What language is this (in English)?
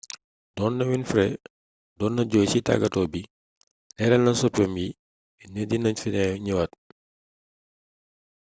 Wolof